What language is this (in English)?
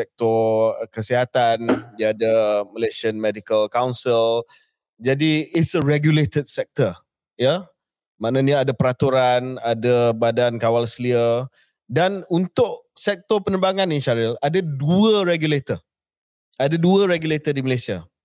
Malay